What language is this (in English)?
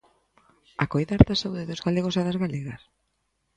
Galician